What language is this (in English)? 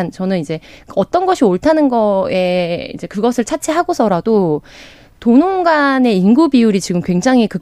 Korean